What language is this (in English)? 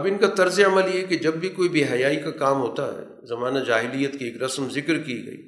Urdu